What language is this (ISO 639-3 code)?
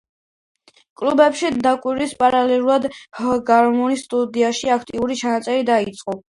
kat